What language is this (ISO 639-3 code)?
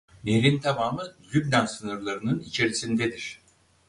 tur